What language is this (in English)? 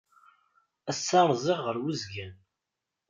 Kabyle